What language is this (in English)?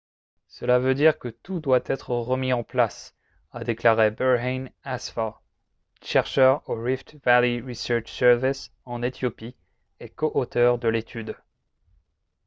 French